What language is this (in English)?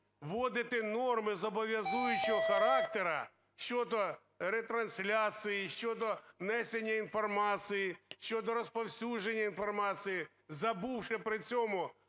Ukrainian